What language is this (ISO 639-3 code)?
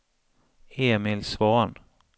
swe